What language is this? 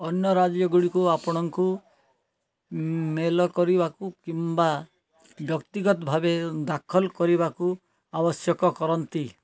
Odia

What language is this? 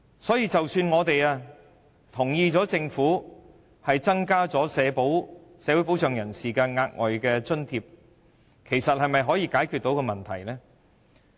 Cantonese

